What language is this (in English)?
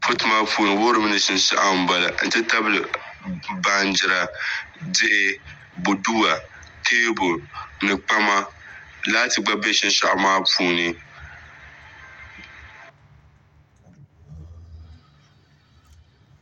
Dagbani